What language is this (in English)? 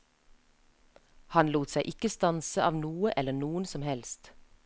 Norwegian